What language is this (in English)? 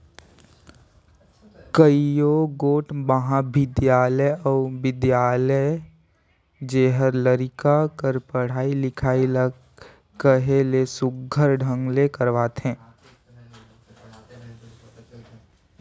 Chhattisgarhi